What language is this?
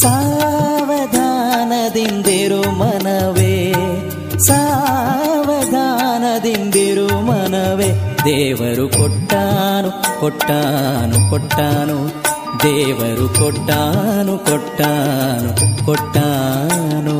Kannada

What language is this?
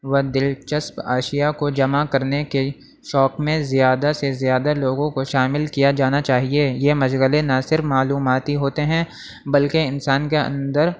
Urdu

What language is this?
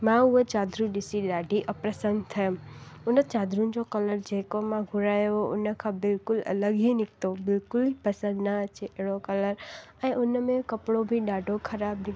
Sindhi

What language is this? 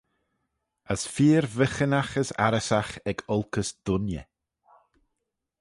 Manx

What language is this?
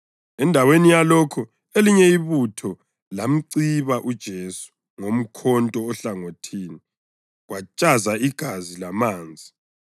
North Ndebele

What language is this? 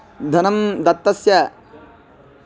Sanskrit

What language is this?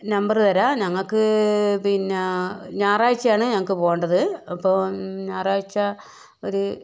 Malayalam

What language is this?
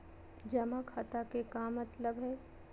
Magahi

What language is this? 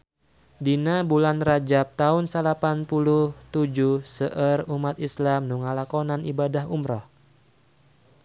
Sundanese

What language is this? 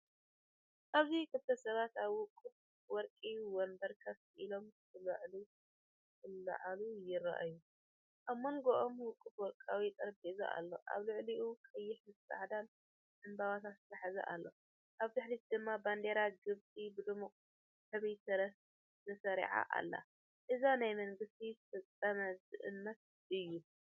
Tigrinya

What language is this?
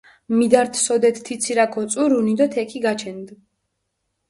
Mingrelian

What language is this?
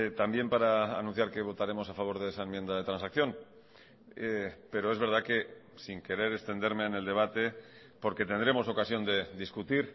Spanish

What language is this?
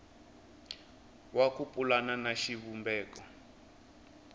Tsonga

